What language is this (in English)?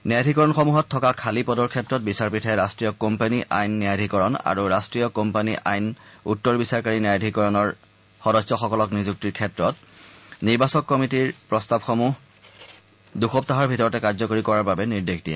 Assamese